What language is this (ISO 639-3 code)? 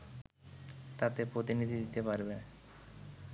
ben